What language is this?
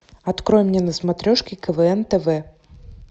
Russian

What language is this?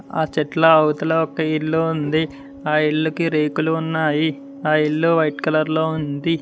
Telugu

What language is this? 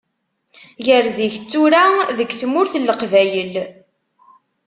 Kabyle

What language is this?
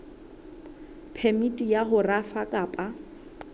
Southern Sotho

